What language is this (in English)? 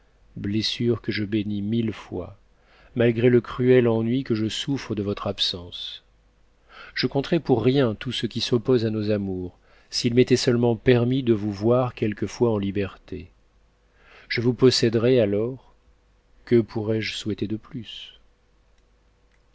French